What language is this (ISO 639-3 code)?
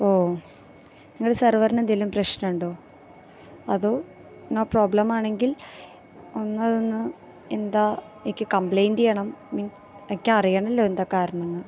mal